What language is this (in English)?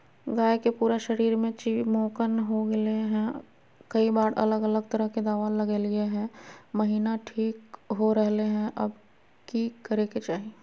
Magahi